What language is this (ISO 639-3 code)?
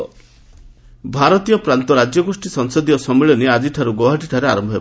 ori